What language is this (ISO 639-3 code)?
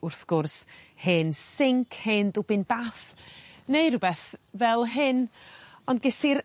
cym